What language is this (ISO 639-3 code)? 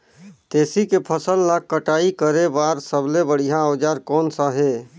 hne